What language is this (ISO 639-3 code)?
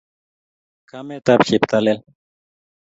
kln